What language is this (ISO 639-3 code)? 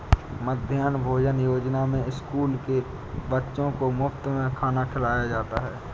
hin